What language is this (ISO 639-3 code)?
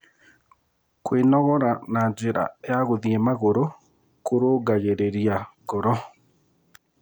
kik